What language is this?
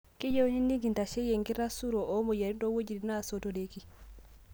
Masai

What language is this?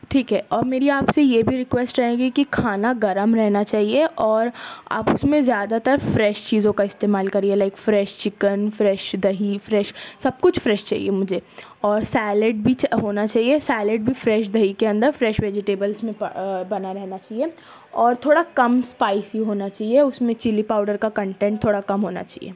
Urdu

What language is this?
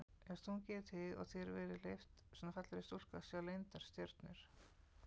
Icelandic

